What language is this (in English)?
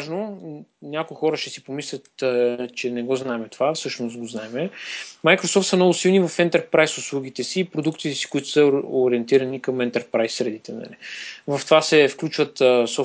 Bulgarian